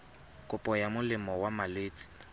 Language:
Tswana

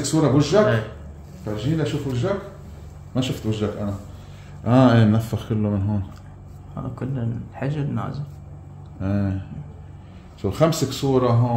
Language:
Arabic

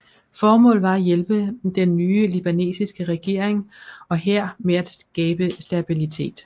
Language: Danish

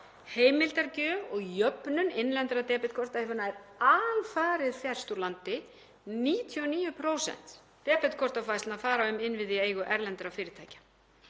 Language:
Icelandic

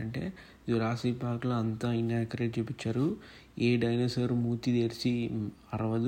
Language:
Telugu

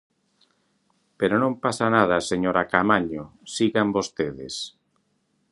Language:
Galician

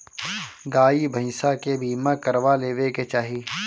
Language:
Bhojpuri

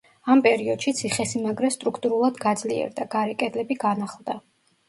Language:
Georgian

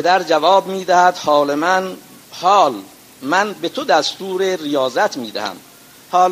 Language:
Persian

